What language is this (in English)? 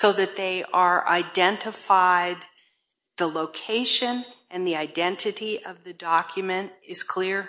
English